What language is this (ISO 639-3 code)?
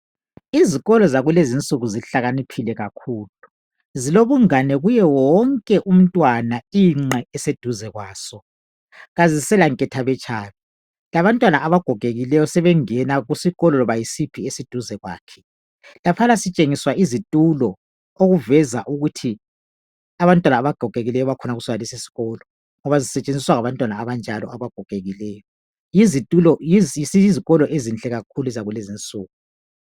nde